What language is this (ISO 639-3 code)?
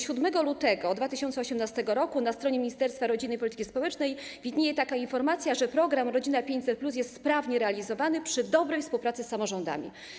pol